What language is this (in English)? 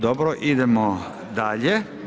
Croatian